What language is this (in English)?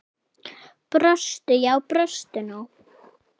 Icelandic